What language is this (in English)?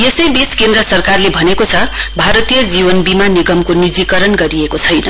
Nepali